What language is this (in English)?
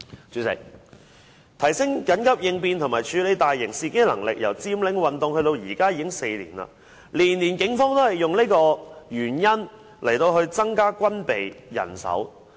Cantonese